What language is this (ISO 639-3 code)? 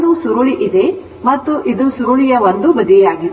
kan